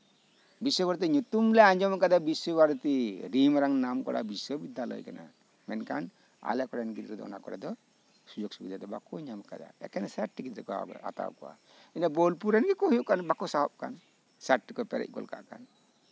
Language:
Santali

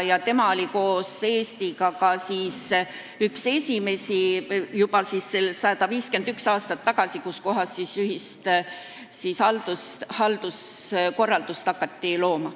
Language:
Estonian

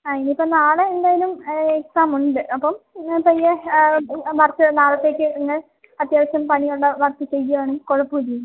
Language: Malayalam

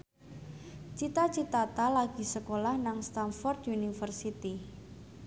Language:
Javanese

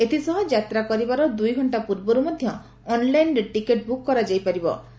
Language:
Odia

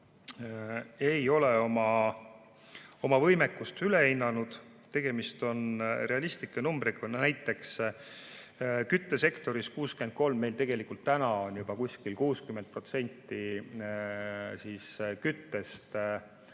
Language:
Estonian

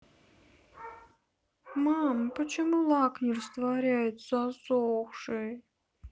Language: Russian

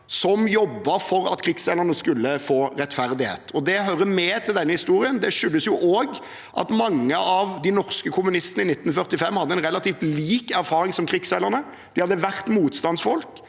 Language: Norwegian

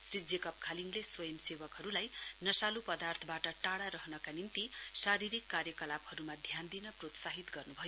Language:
Nepali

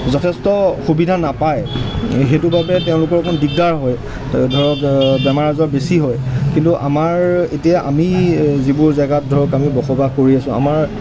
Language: Assamese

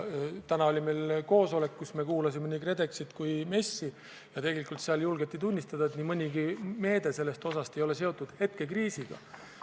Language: Estonian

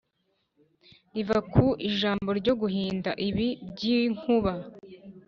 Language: Kinyarwanda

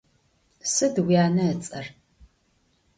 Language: Adyghe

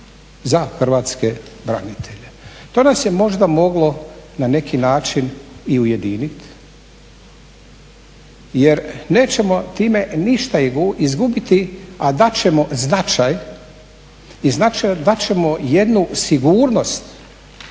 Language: Croatian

